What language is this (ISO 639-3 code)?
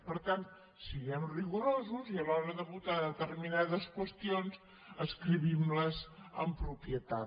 cat